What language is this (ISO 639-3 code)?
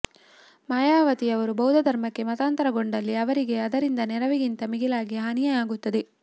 kan